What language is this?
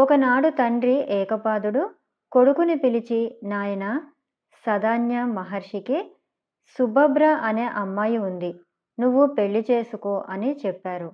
Telugu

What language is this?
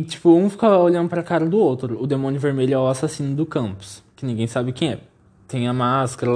Portuguese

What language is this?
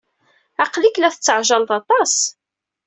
Kabyle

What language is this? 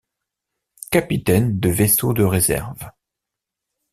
French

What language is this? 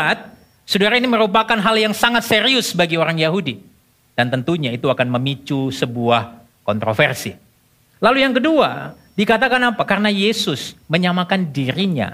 Indonesian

